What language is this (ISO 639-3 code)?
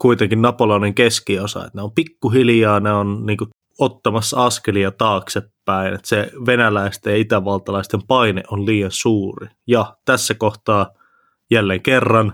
fin